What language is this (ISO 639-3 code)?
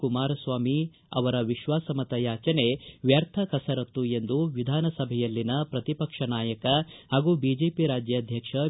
kan